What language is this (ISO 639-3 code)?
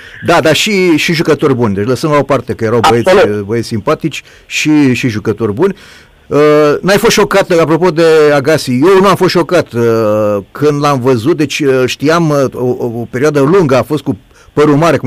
ron